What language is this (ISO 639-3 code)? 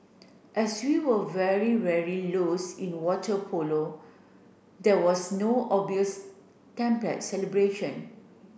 eng